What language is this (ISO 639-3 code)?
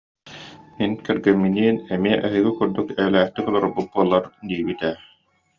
sah